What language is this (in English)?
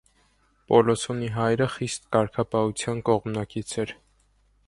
Armenian